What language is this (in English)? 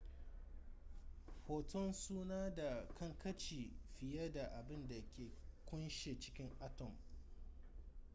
Hausa